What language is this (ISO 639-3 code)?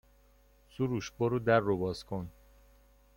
fas